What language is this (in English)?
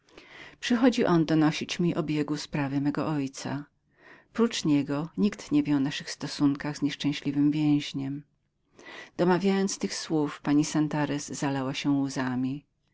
Polish